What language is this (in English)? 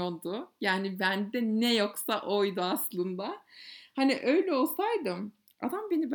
Turkish